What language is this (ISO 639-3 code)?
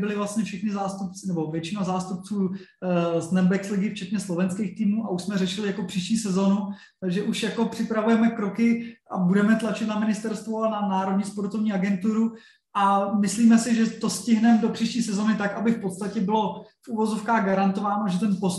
ces